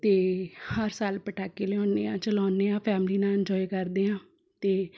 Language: Punjabi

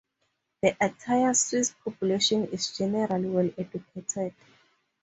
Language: English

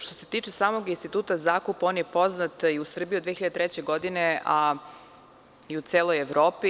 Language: Serbian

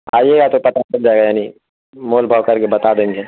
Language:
Urdu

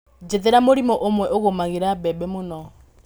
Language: Kikuyu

